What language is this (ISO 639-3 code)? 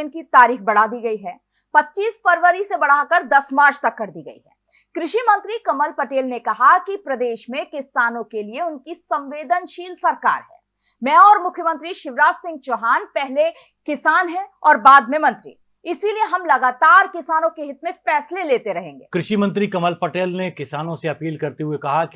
hin